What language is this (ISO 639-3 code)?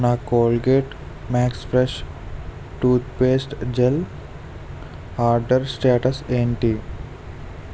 tel